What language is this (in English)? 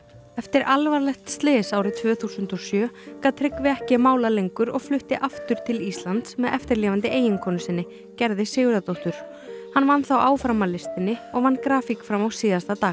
Icelandic